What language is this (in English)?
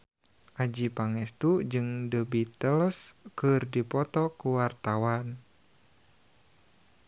Sundanese